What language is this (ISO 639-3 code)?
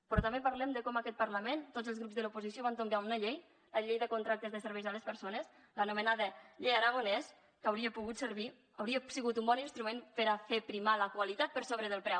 cat